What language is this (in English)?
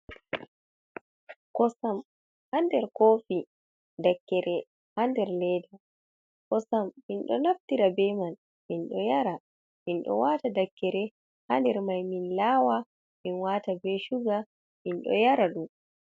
Fula